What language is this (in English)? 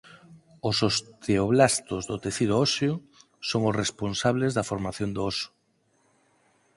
Galician